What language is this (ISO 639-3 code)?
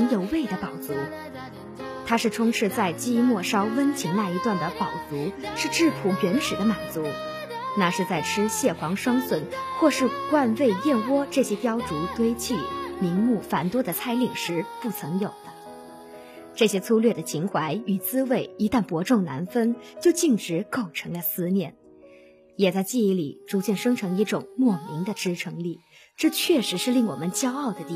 zho